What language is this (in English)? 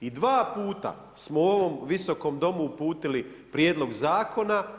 Croatian